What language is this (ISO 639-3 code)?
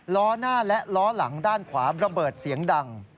tha